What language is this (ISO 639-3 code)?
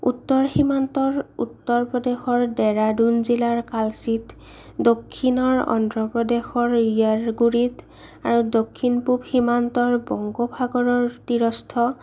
asm